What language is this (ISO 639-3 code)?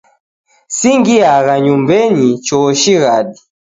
dav